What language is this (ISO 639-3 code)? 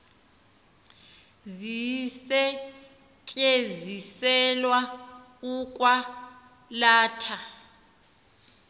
xho